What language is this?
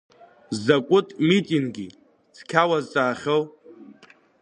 Abkhazian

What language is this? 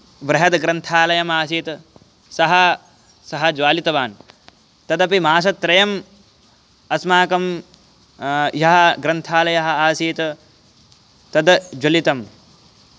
Sanskrit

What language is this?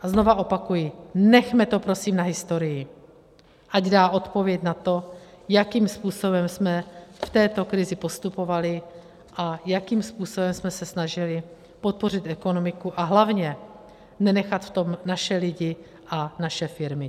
Czech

